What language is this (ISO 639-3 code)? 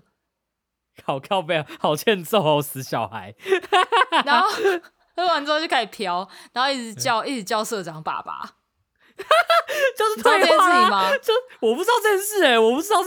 zho